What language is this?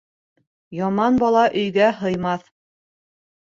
Bashkir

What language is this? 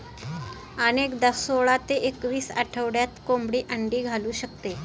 Marathi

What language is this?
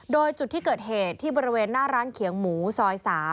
Thai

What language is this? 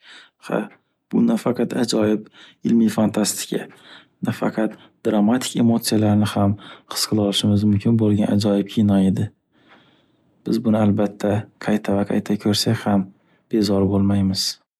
Uzbek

